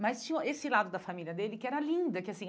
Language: Portuguese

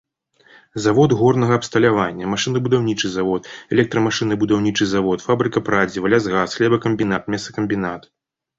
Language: Belarusian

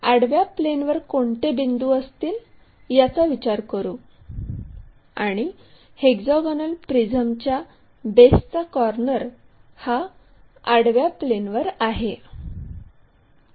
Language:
Marathi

